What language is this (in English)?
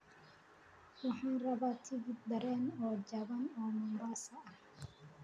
Somali